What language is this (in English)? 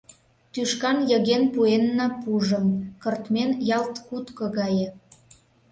Mari